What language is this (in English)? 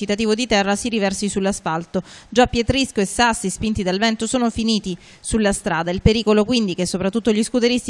Italian